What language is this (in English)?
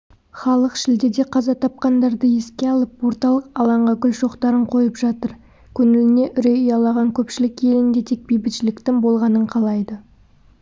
Kazakh